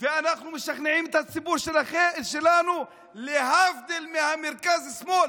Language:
Hebrew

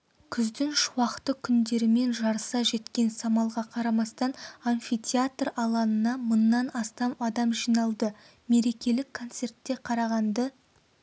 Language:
Kazakh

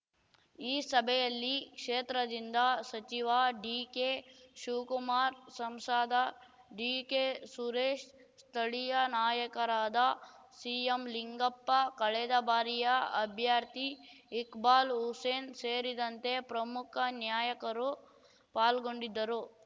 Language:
Kannada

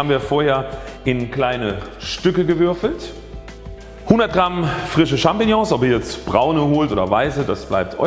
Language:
German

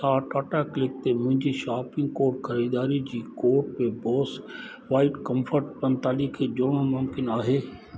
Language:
Sindhi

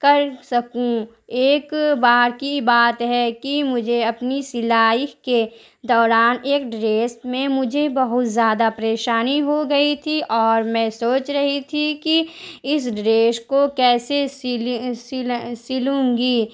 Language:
Urdu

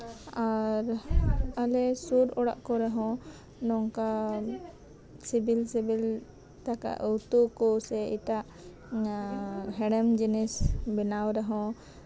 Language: Santali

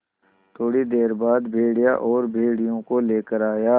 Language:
Hindi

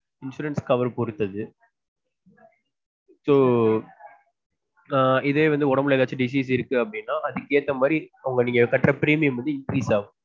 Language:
Tamil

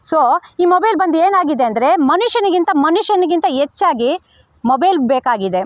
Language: Kannada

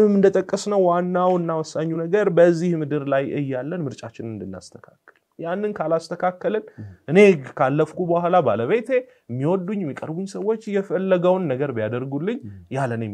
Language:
Arabic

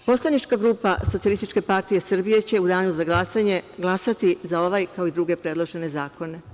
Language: Serbian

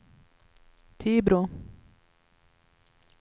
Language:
Swedish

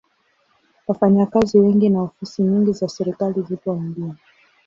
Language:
Swahili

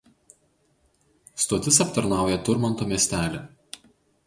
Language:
Lithuanian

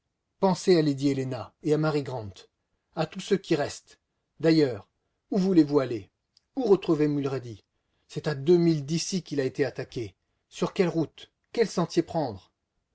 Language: French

